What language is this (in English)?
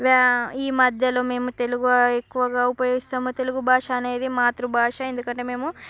Telugu